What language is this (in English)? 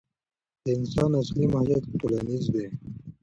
Pashto